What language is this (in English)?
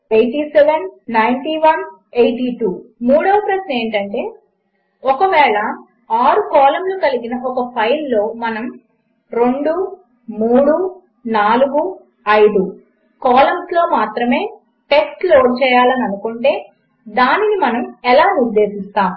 Telugu